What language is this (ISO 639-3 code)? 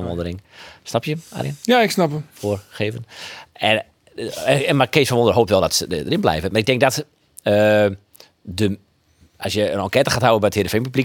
nld